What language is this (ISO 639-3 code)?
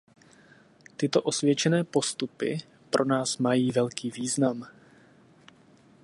ces